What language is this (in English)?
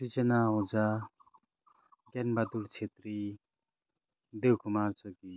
Nepali